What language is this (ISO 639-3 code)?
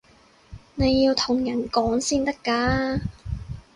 yue